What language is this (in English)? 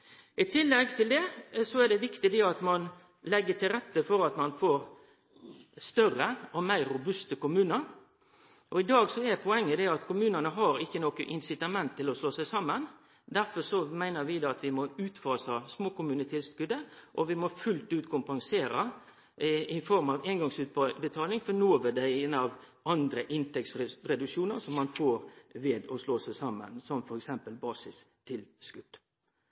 Norwegian Nynorsk